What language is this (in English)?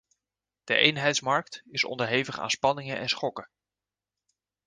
Dutch